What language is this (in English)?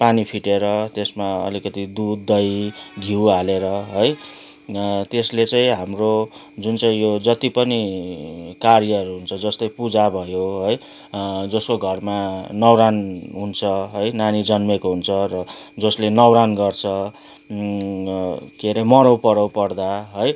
Nepali